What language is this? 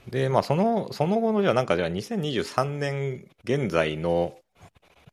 Japanese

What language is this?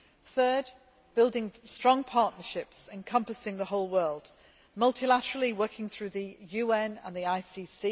English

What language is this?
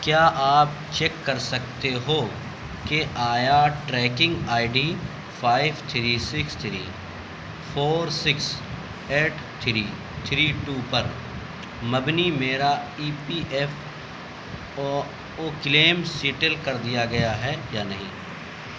Urdu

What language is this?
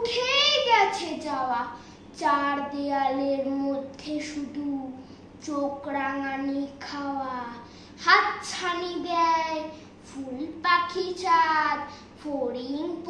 Romanian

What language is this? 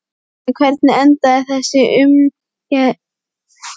Icelandic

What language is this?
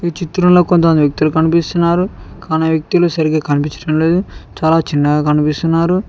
Telugu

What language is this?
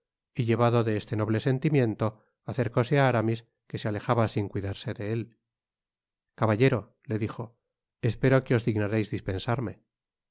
Spanish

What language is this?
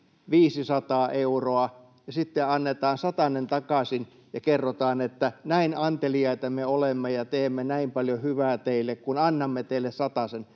Finnish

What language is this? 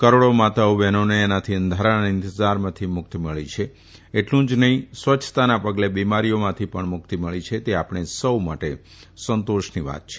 Gujarati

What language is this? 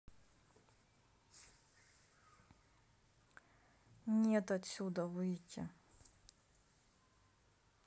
Russian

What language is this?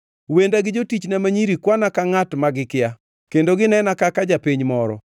Luo (Kenya and Tanzania)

